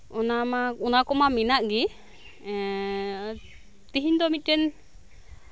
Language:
Santali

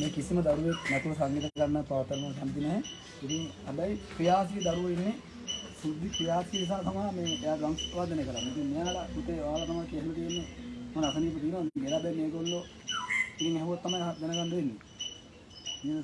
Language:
Indonesian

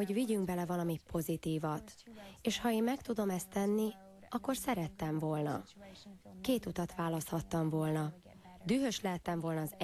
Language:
Hungarian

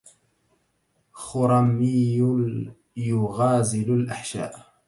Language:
Arabic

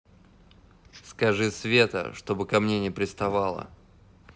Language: Russian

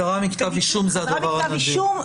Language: Hebrew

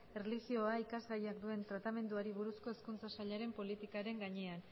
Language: Basque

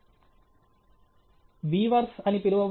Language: Telugu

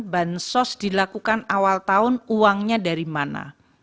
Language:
Indonesian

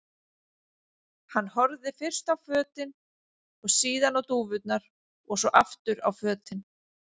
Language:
Icelandic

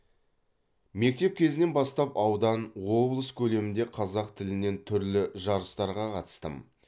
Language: Kazakh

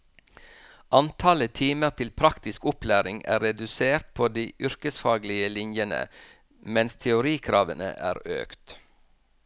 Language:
Norwegian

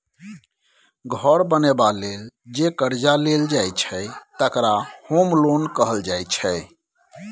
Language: Maithili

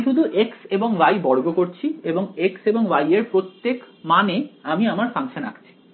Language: Bangla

